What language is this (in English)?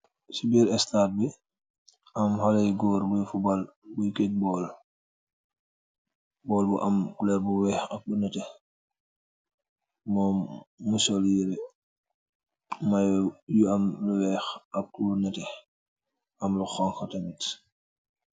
Wolof